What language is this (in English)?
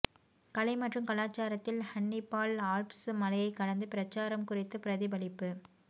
Tamil